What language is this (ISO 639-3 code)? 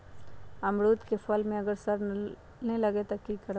mag